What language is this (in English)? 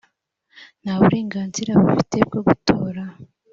Kinyarwanda